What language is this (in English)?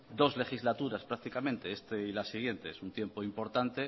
Spanish